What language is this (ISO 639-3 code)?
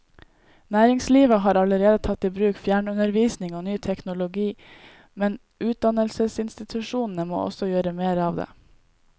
nor